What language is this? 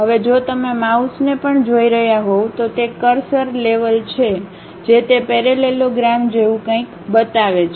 Gujarati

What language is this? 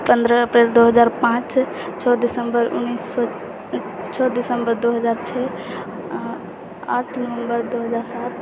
Maithili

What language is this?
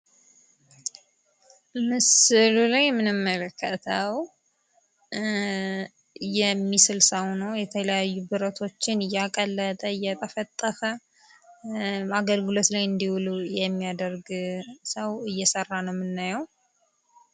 Amharic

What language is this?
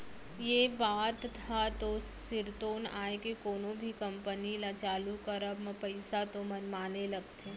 Chhattisgarhi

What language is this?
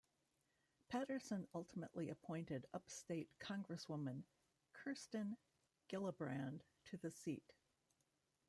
English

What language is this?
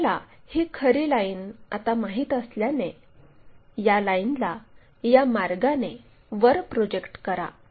Marathi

